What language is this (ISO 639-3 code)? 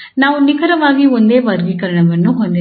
kan